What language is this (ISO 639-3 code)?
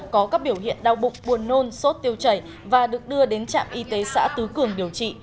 vie